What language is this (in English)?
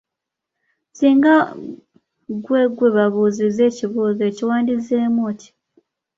Ganda